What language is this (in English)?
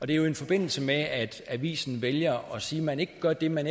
Danish